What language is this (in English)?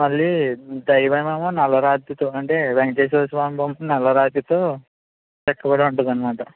Telugu